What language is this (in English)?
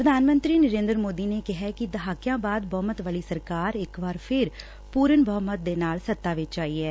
Punjabi